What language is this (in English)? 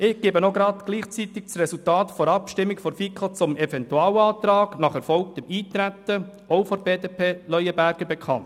Swiss German